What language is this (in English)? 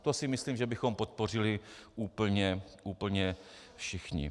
Czech